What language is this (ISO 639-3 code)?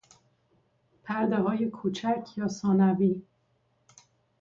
fas